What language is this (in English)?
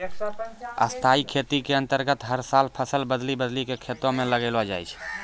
Maithili